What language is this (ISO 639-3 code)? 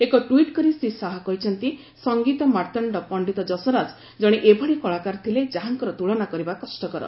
ori